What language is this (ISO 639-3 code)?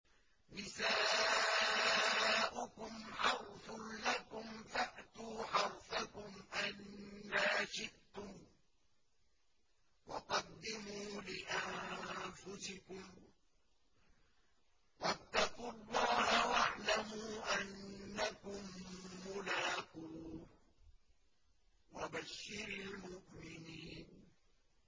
ara